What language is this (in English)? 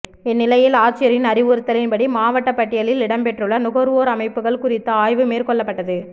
Tamil